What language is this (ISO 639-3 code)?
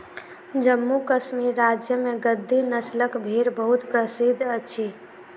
mai